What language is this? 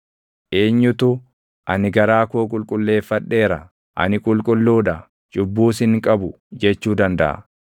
Oromo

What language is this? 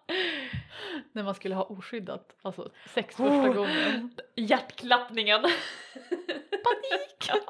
Swedish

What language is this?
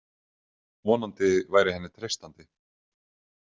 Icelandic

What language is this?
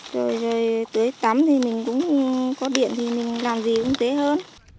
Vietnamese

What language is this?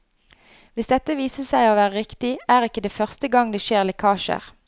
Norwegian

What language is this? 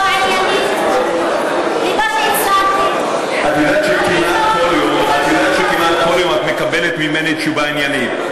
Hebrew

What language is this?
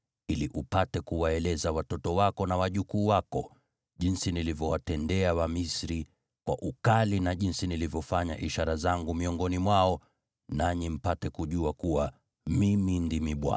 Swahili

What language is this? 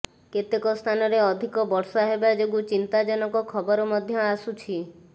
Odia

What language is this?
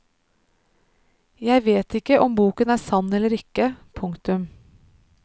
Norwegian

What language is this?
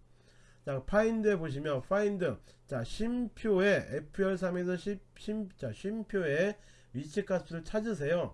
Korean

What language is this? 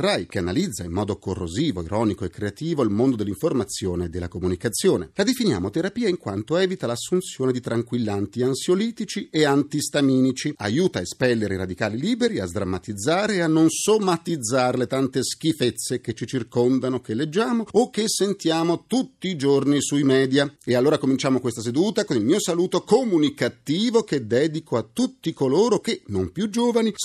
Italian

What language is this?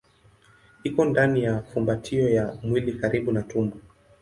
Swahili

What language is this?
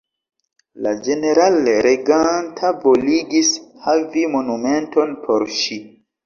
Esperanto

